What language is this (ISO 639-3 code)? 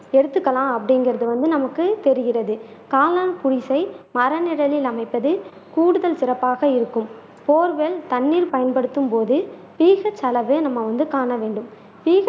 tam